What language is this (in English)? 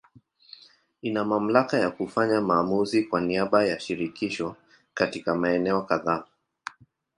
Swahili